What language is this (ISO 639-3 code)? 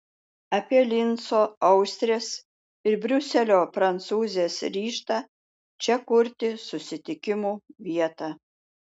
lit